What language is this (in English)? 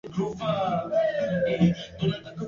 Swahili